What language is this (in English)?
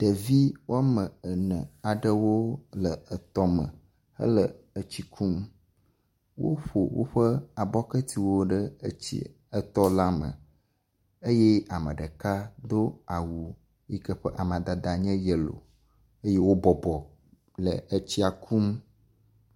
Ewe